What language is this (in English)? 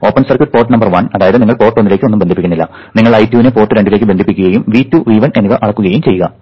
Malayalam